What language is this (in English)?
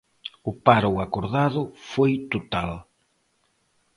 Galician